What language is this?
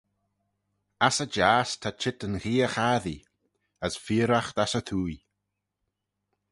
Manx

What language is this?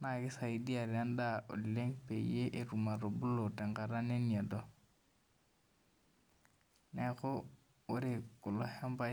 Masai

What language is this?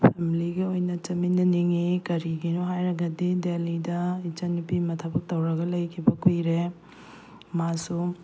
Manipuri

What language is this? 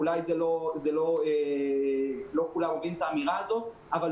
Hebrew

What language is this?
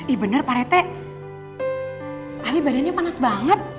Indonesian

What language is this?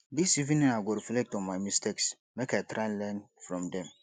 Nigerian Pidgin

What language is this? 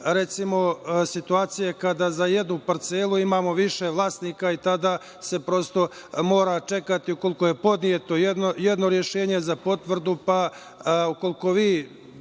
Serbian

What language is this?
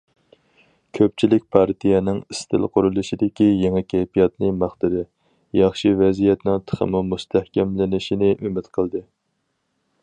Uyghur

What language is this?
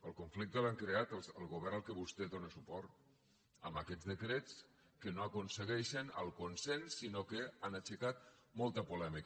Catalan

